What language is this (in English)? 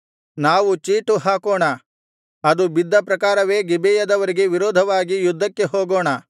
Kannada